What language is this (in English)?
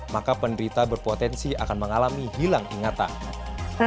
Indonesian